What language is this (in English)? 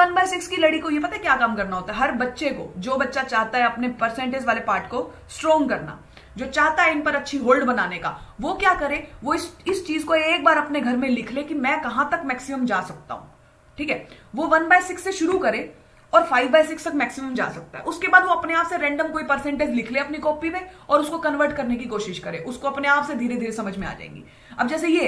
Hindi